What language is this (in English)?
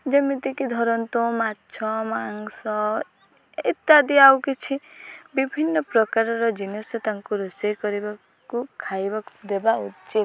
Odia